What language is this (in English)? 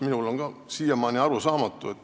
Estonian